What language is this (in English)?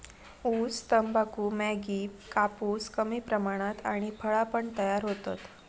Marathi